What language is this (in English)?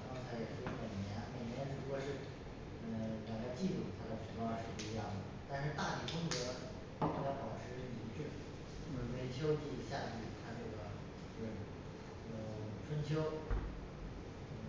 Chinese